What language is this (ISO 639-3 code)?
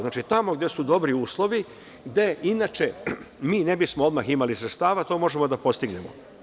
srp